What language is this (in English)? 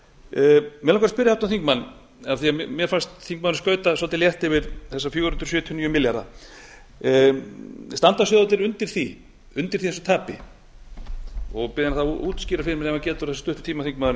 Icelandic